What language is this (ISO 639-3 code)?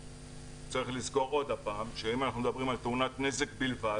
heb